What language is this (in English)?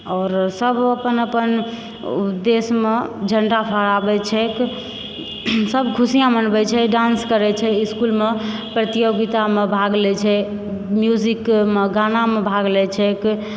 Maithili